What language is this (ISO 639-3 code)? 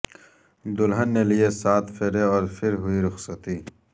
urd